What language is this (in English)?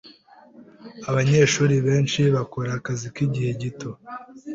Kinyarwanda